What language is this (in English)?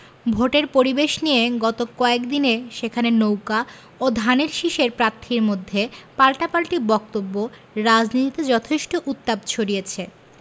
Bangla